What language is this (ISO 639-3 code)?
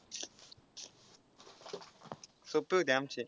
mar